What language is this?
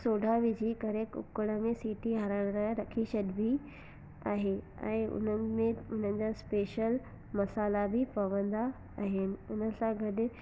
Sindhi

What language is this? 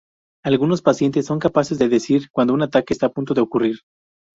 Spanish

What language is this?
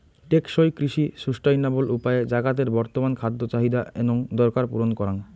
Bangla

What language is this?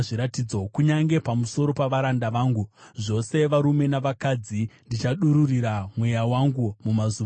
Shona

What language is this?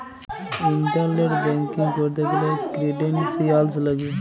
Bangla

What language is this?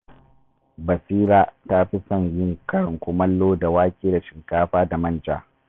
Hausa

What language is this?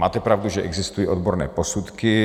Czech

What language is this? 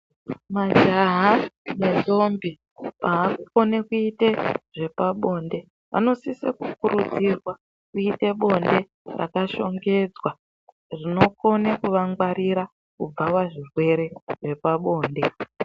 Ndau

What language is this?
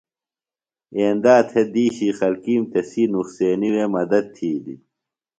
Phalura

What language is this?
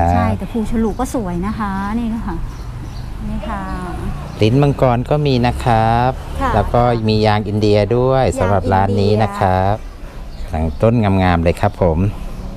Thai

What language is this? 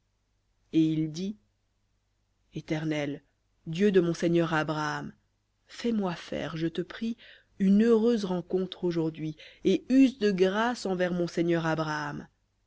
French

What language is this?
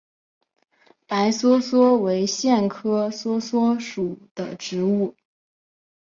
Chinese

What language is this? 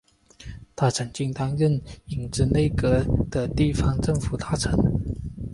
Chinese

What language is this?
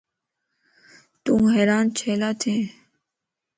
Lasi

